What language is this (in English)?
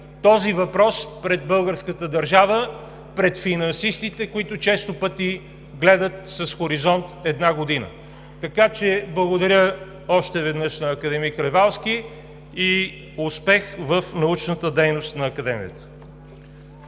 Bulgarian